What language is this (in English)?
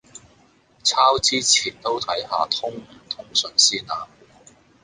Cantonese